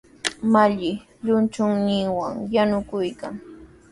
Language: Sihuas Ancash Quechua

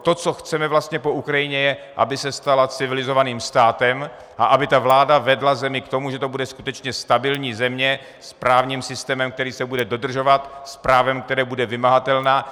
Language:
Czech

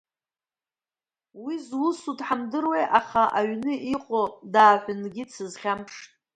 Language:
Abkhazian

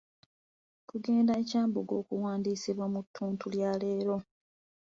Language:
Ganda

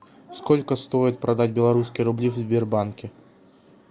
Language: Russian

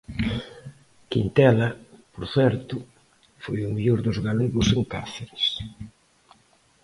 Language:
Galician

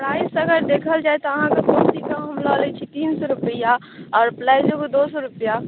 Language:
Maithili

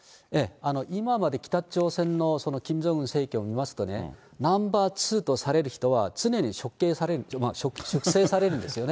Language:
Japanese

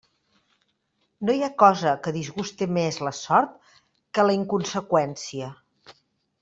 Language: Catalan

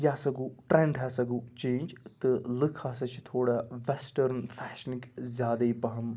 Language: Kashmiri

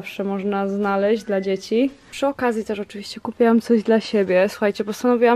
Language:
Polish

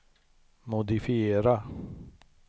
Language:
Swedish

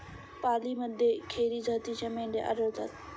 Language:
Marathi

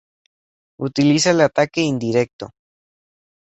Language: Spanish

